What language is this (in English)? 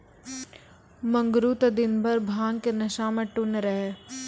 Maithili